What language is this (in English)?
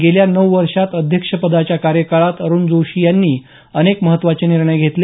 Marathi